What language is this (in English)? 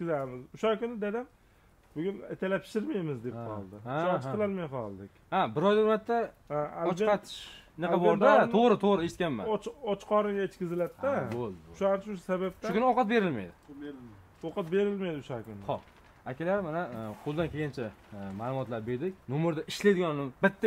Turkish